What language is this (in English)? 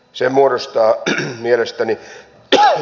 Finnish